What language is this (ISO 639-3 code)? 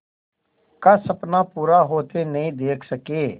hin